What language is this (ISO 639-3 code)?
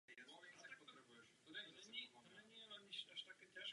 ces